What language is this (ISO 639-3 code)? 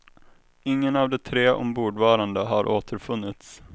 swe